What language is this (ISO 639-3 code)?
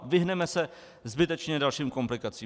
ces